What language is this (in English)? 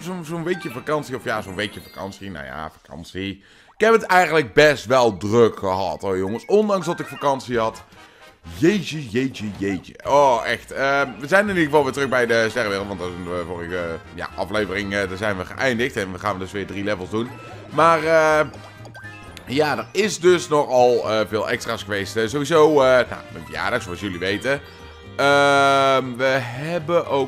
Dutch